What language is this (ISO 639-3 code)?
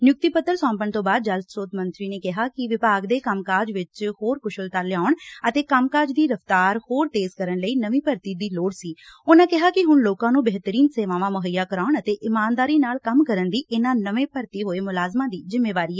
pan